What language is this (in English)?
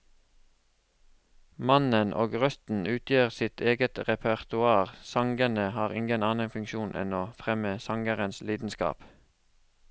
Norwegian